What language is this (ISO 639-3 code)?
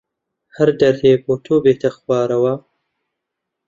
ckb